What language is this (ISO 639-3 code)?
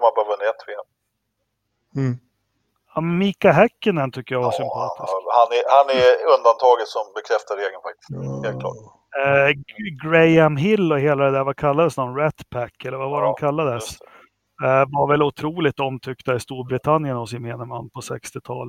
swe